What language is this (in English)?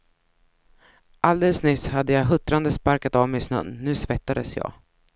Swedish